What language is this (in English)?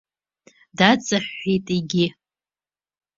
Abkhazian